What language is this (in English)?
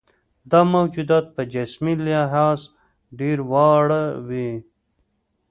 Pashto